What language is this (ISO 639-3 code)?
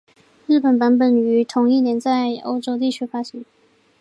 zho